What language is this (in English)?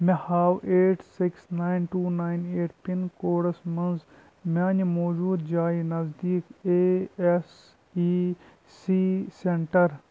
Kashmiri